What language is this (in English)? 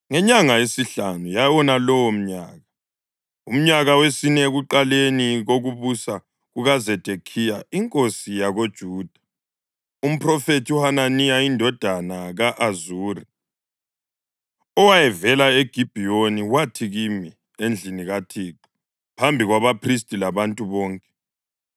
North Ndebele